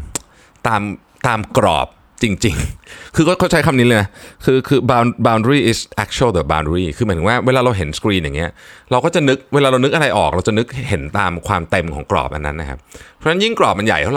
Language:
Thai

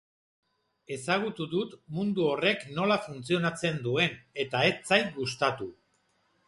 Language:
Basque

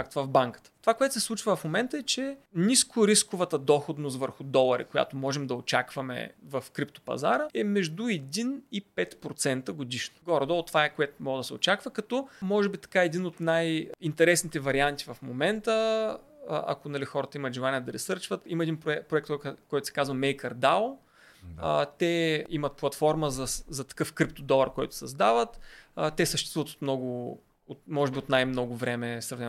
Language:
Bulgarian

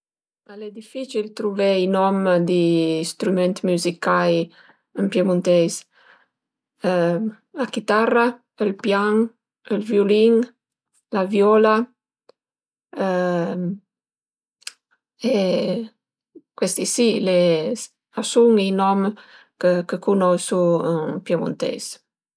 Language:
Piedmontese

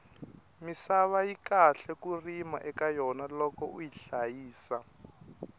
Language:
Tsonga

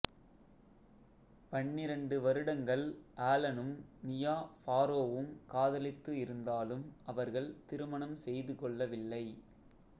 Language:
Tamil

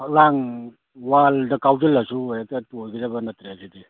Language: Manipuri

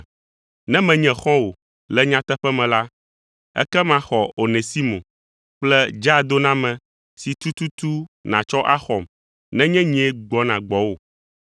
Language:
Ewe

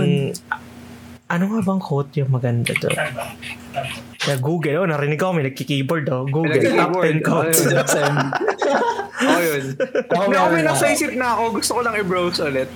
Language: Filipino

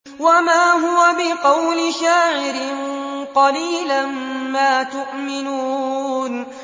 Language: Arabic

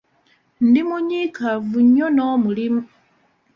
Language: Ganda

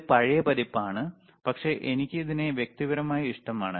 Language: Malayalam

